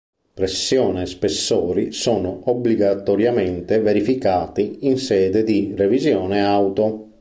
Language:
Italian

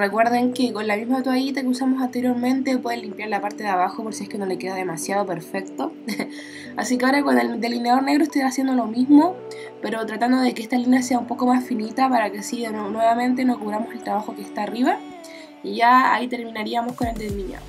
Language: Spanish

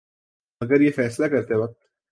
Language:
Urdu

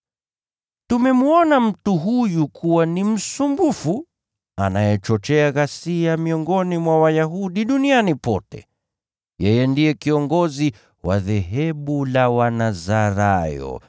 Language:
Swahili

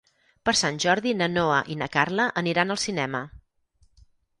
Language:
Catalan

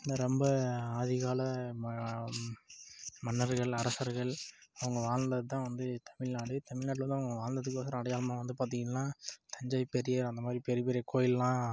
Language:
Tamil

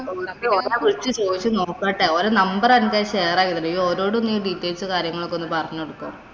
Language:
Malayalam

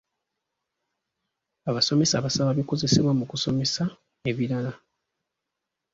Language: Ganda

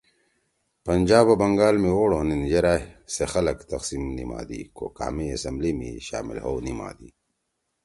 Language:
Torwali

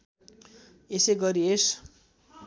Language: Nepali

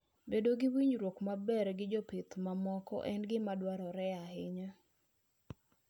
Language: Luo (Kenya and Tanzania)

